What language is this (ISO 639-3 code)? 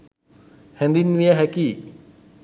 sin